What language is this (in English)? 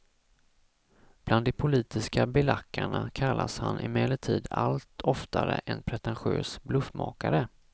Swedish